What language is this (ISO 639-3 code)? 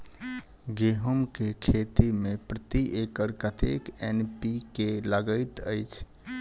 mai